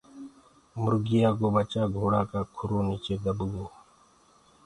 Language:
Gurgula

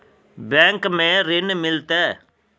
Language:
Magahi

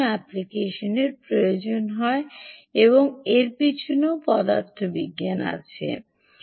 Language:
Bangla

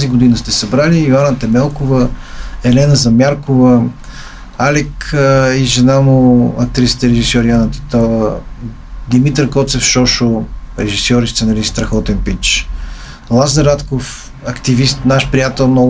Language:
Bulgarian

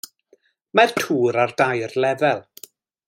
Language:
Welsh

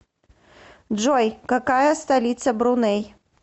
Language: Russian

